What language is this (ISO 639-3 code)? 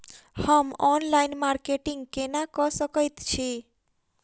mai